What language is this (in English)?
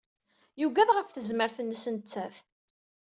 Kabyle